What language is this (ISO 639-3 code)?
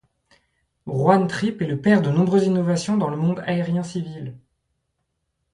fra